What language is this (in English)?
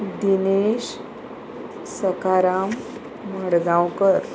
Konkani